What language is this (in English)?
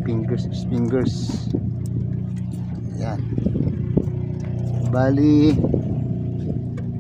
Filipino